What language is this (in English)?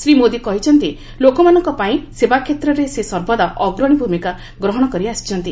Odia